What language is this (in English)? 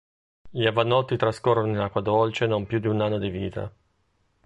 Italian